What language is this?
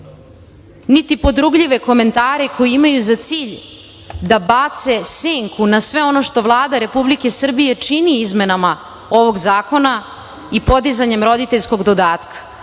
Serbian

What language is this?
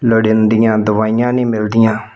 Punjabi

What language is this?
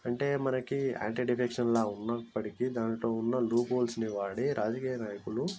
Telugu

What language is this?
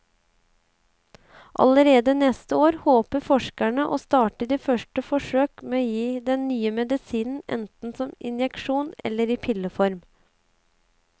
Norwegian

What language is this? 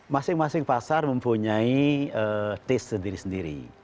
Indonesian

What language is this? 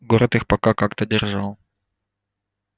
Russian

